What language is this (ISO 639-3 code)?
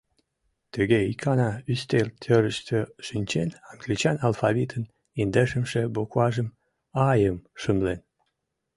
chm